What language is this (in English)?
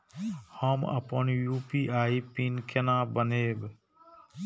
Maithili